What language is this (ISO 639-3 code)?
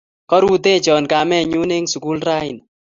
kln